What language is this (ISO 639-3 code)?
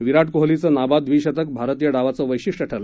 mar